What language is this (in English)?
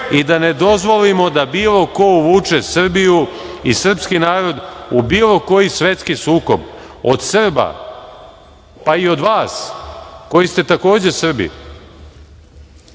Serbian